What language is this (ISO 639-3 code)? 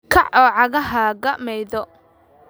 som